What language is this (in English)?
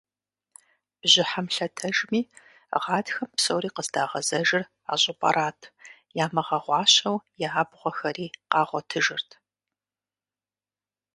Kabardian